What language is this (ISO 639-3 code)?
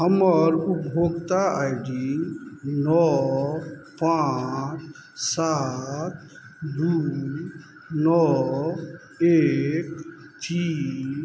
mai